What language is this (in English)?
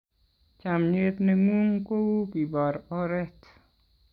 Kalenjin